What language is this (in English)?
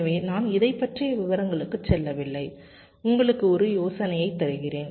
Tamil